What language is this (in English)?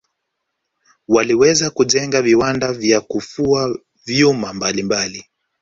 Swahili